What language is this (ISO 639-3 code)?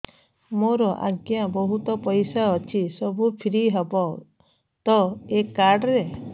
ori